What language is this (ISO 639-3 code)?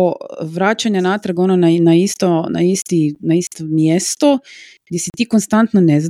hrv